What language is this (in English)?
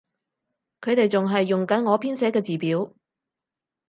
Cantonese